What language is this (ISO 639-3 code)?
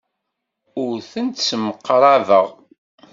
kab